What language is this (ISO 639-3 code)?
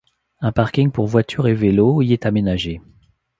fra